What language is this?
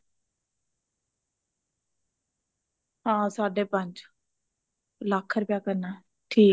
Punjabi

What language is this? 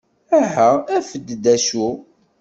Kabyle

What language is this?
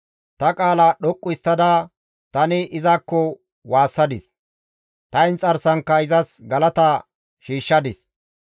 Gamo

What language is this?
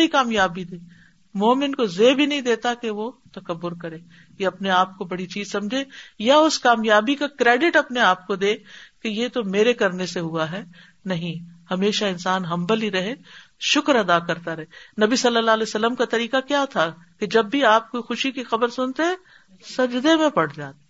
Urdu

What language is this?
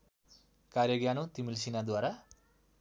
Nepali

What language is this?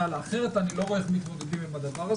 Hebrew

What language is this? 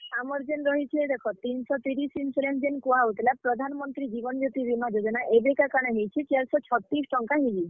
Odia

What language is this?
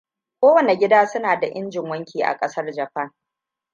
Hausa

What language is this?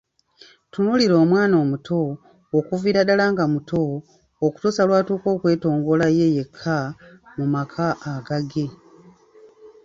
Ganda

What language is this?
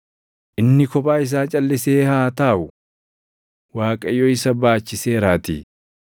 Oromo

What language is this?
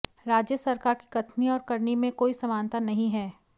Hindi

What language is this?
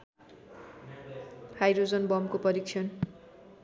Nepali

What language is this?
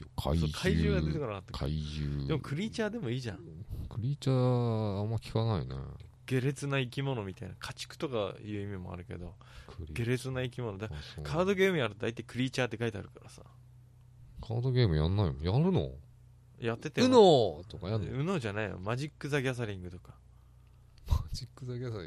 Japanese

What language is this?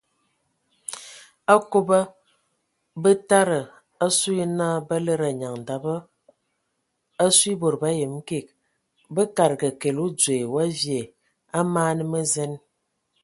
Ewondo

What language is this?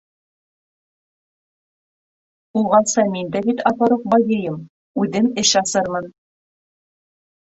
Bashkir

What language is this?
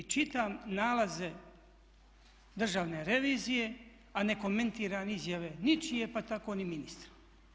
Croatian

